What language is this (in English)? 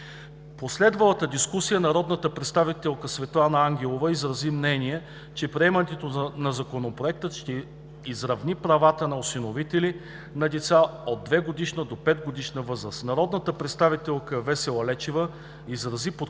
Bulgarian